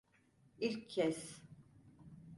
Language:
Turkish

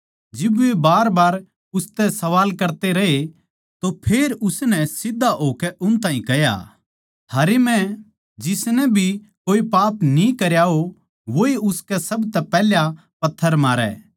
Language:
Haryanvi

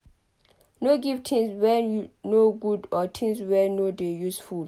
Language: Nigerian Pidgin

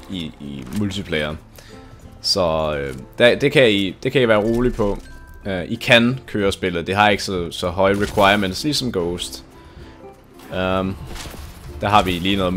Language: Danish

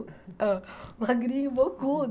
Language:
Portuguese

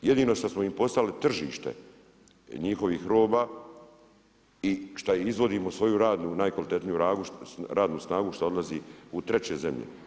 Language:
Croatian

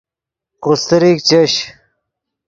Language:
Yidgha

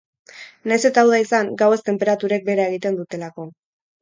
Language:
Basque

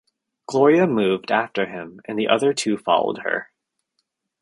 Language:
English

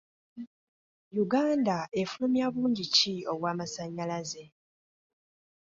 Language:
Ganda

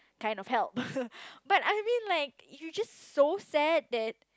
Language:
English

